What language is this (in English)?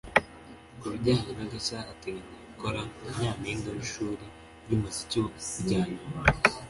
Kinyarwanda